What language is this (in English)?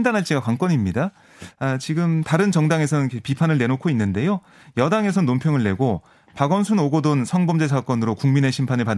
Korean